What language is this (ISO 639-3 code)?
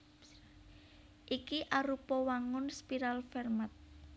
jav